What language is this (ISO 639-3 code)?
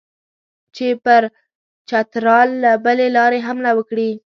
pus